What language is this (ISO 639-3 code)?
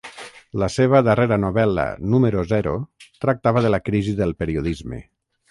cat